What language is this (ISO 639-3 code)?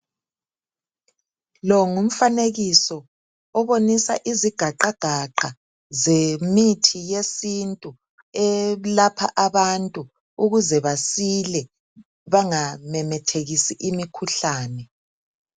nde